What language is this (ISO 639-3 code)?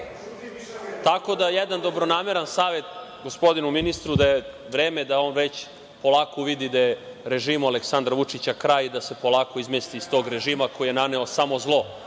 srp